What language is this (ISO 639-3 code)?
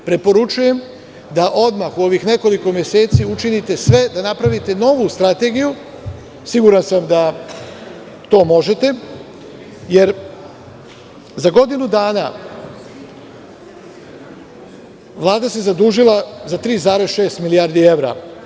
srp